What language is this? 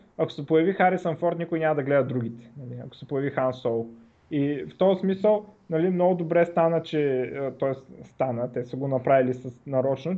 Bulgarian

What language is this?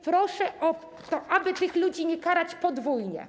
Polish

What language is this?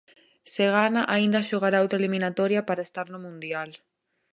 Galician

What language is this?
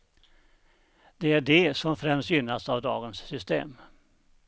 Swedish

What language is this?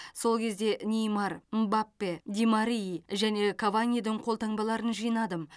Kazakh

